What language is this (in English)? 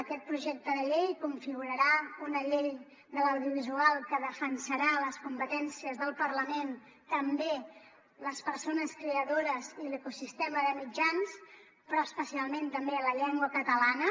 Catalan